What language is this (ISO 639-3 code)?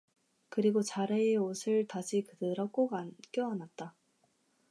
kor